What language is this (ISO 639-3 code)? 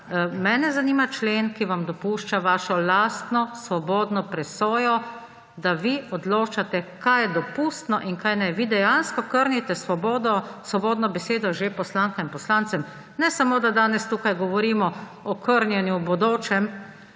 slv